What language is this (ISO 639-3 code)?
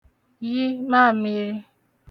ibo